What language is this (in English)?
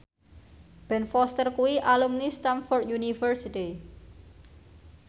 Javanese